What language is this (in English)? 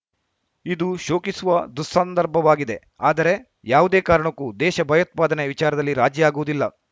Kannada